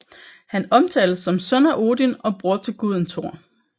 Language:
Danish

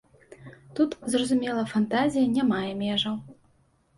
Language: Belarusian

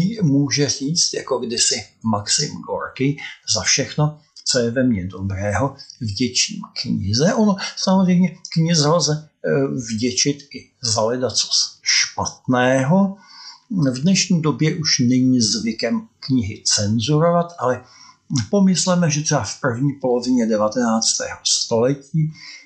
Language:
Czech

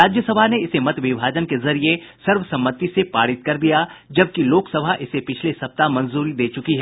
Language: Hindi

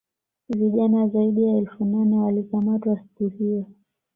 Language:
Swahili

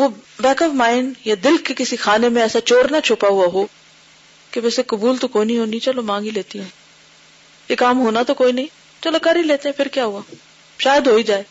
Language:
Urdu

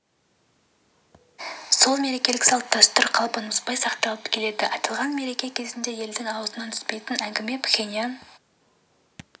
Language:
Kazakh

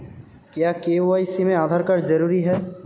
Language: Hindi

